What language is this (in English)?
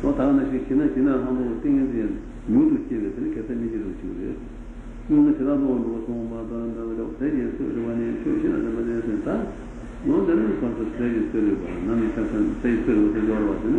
Italian